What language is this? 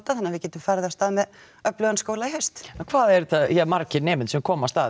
Icelandic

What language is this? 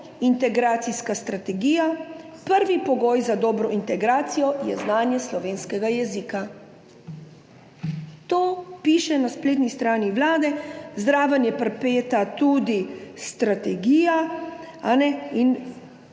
Slovenian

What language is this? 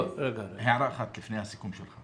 Hebrew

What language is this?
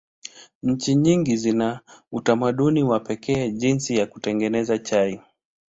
Swahili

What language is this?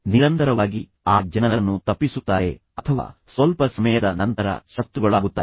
Kannada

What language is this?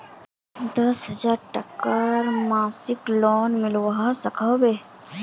Magahi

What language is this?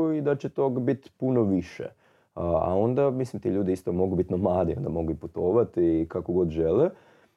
Croatian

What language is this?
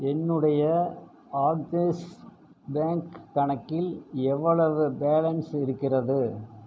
Tamil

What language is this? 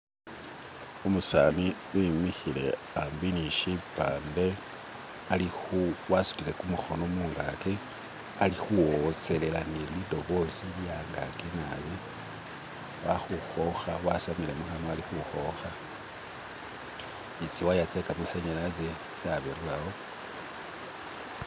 Masaaba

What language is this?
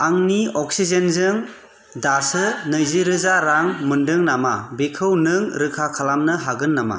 Bodo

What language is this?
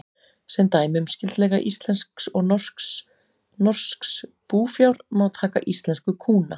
Icelandic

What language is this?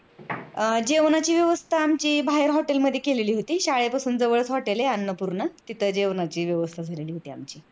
Marathi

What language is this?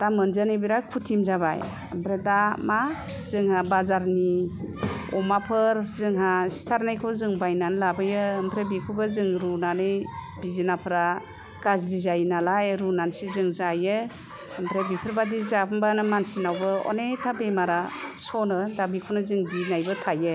Bodo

